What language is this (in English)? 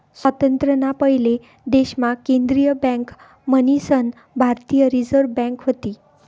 Marathi